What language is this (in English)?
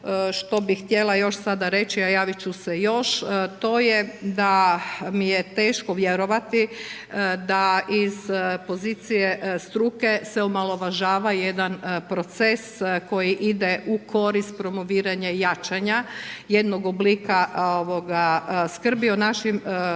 Croatian